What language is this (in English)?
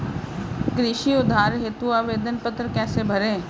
Hindi